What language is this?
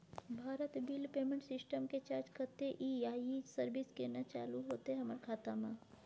Maithili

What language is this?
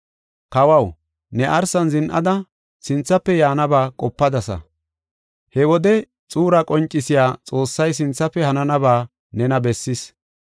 Gofa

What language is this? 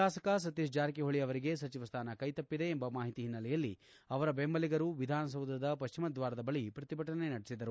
Kannada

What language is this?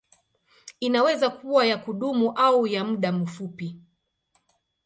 Swahili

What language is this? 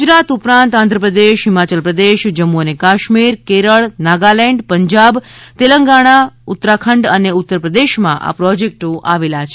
Gujarati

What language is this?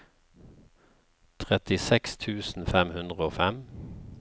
Norwegian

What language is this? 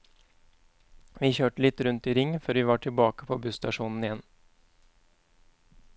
Norwegian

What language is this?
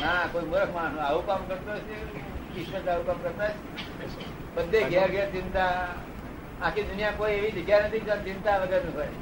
Gujarati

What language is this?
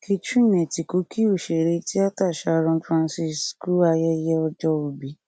Yoruba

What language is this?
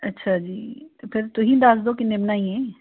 Punjabi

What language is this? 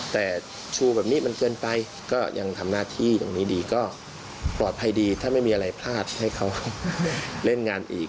Thai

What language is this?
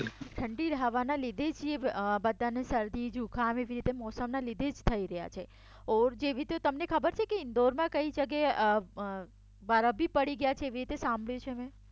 Gujarati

